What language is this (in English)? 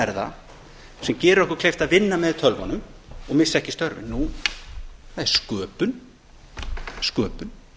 Icelandic